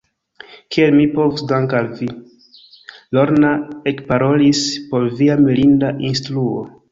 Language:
Esperanto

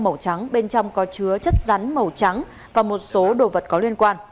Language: Vietnamese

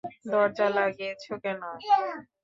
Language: Bangla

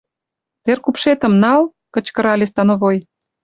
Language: Mari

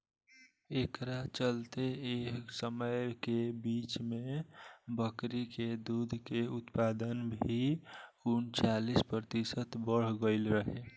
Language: Bhojpuri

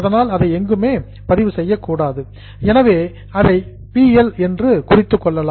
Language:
Tamil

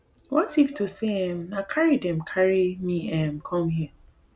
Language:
Nigerian Pidgin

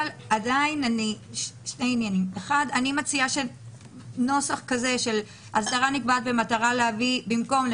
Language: Hebrew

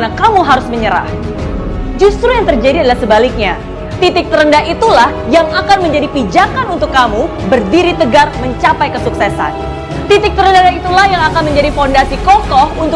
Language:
Indonesian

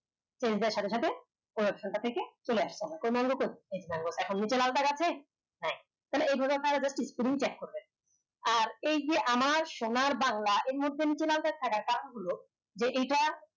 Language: Bangla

